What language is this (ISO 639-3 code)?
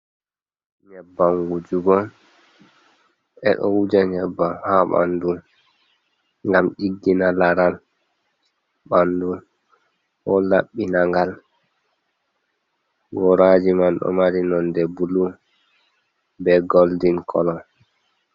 ful